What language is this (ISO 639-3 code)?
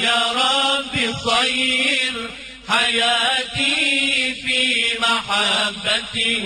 ara